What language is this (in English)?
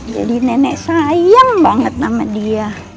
Indonesian